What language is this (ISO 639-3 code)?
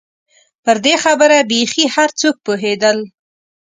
pus